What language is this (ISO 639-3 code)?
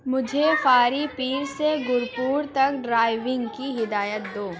urd